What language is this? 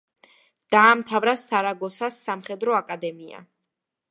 Georgian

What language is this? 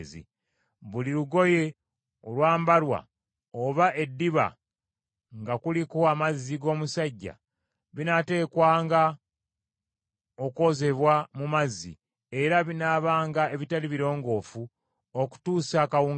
Ganda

